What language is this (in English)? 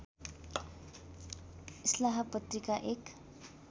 Nepali